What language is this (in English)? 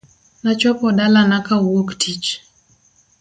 Luo (Kenya and Tanzania)